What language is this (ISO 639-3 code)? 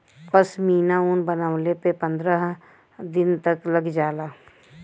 bho